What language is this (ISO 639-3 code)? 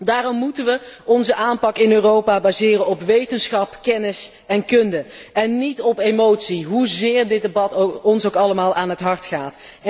nld